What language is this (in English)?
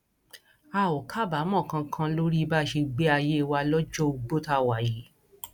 Yoruba